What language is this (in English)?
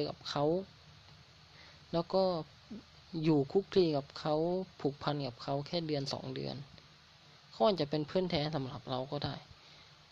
Thai